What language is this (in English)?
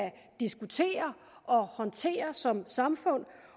Danish